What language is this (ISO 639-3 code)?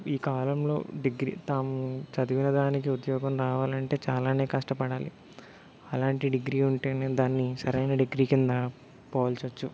tel